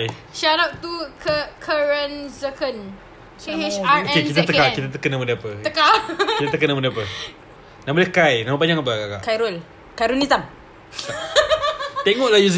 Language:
Malay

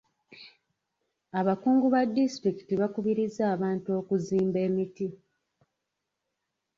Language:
Ganda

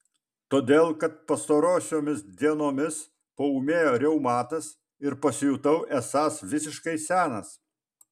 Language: Lithuanian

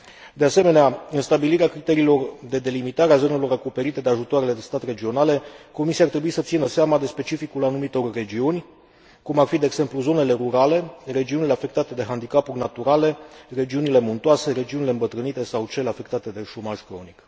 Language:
Romanian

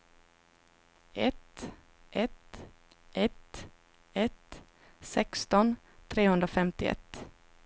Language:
Swedish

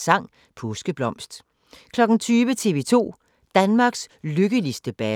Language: Danish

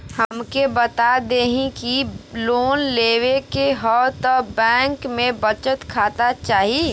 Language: Bhojpuri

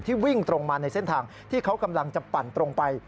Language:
Thai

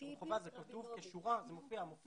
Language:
Hebrew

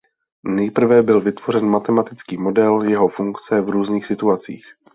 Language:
Czech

